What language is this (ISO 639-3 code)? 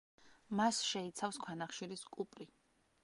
kat